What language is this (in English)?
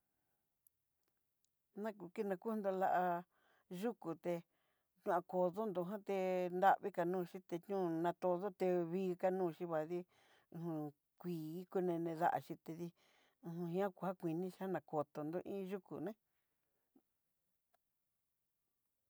Southeastern Nochixtlán Mixtec